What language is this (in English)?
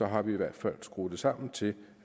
Danish